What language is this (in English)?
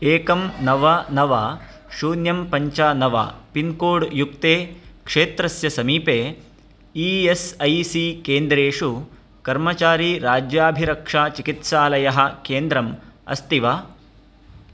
Sanskrit